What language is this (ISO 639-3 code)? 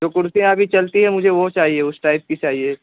urd